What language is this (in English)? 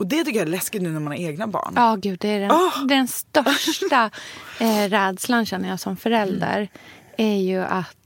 Swedish